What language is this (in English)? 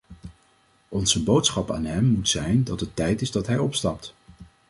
Dutch